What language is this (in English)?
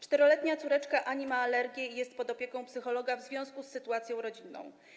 Polish